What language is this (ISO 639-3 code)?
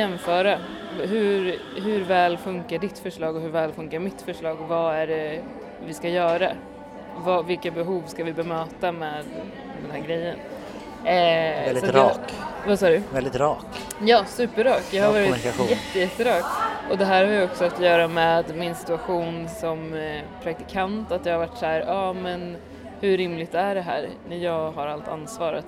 swe